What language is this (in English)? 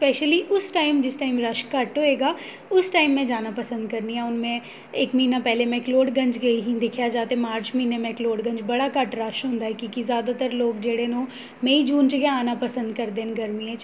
Dogri